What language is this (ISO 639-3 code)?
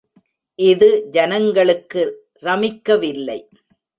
tam